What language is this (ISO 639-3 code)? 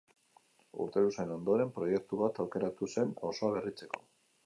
eus